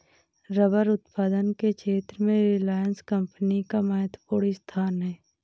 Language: Hindi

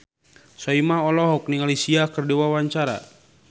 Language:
Sundanese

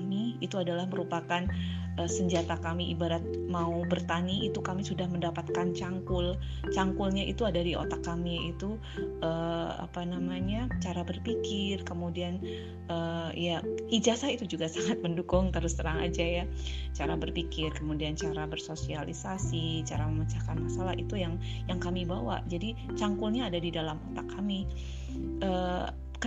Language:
Indonesian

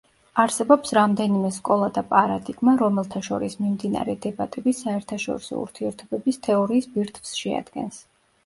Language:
Georgian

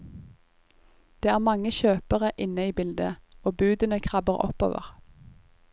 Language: Norwegian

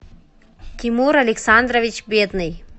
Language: Russian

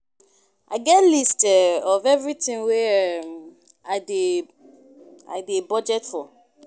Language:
Nigerian Pidgin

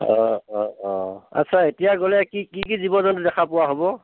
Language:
Assamese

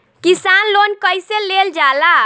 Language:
Bhojpuri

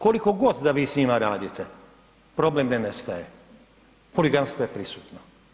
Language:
Croatian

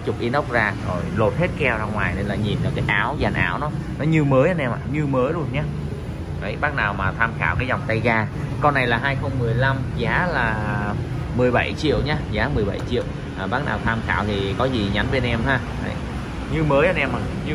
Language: Vietnamese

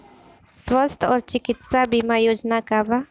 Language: Bhojpuri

